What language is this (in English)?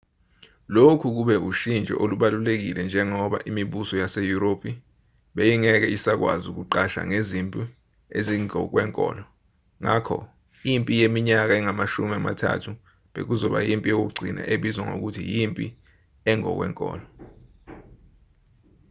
Zulu